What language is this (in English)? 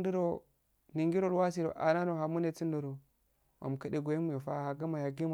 Afade